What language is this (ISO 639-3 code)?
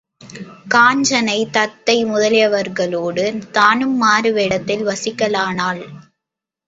tam